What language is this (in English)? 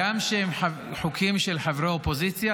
Hebrew